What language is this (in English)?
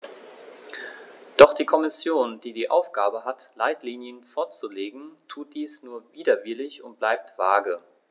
German